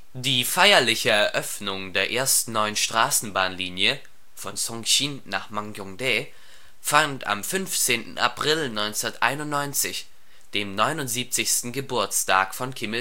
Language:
German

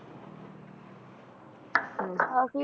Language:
Punjabi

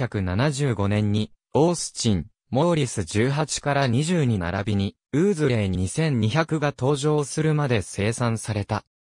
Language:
Japanese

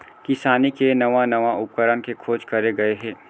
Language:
Chhattisgarhi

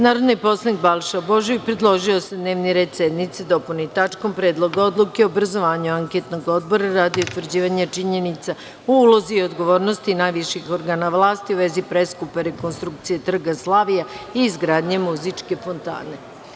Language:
Serbian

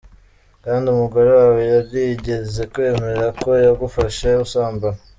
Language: Kinyarwanda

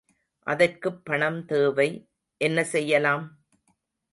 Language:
Tamil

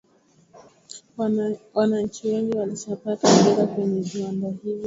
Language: Swahili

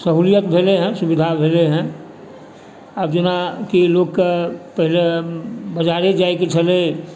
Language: Maithili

